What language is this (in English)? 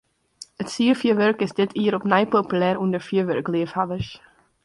Western Frisian